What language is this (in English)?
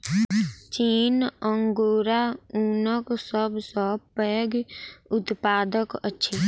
Maithili